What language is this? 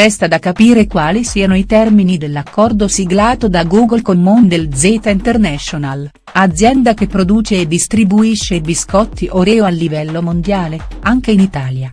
Italian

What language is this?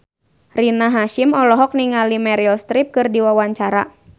Sundanese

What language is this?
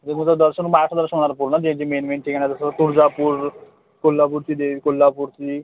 Marathi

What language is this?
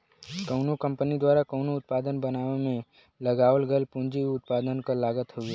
Bhojpuri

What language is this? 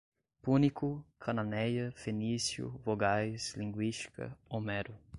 Portuguese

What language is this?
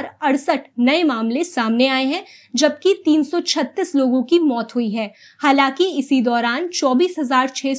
Hindi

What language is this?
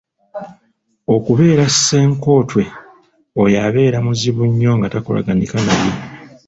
Ganda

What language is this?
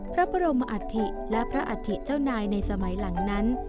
Thai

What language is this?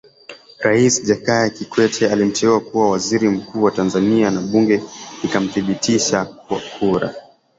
Swahili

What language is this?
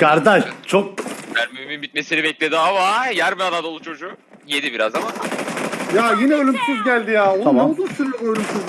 Turkish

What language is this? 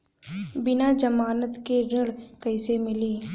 Bhojpuri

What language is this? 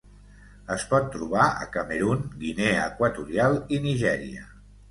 Catalan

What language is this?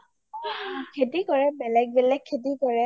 Assamese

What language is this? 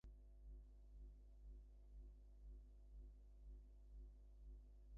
Bangla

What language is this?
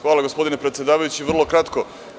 Serbian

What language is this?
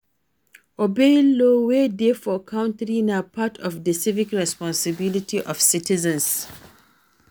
Nigerian Pidgin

